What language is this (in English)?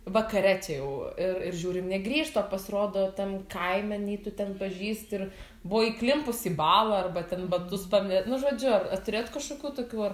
Lithuanian